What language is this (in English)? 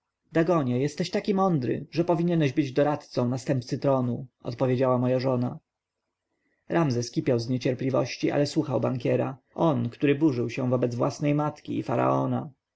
Polish